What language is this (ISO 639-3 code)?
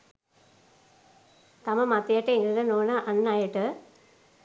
sin